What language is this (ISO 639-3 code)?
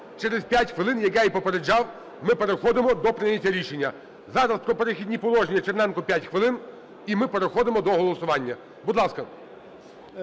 ukr